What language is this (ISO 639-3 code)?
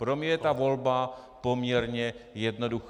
ces